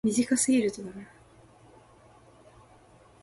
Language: Japanese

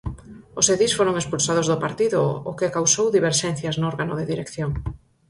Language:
Galician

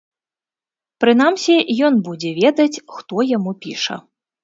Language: Belarusian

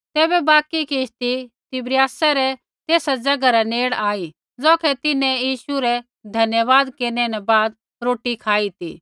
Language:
Kullu Pahari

